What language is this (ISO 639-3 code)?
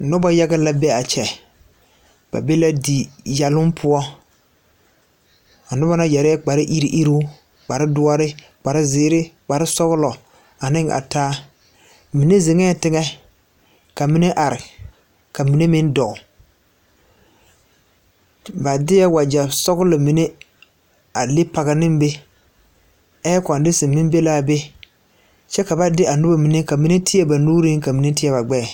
dga